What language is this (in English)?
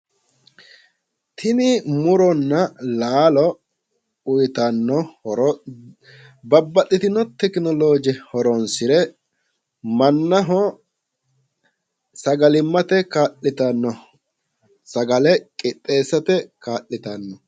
Sidamo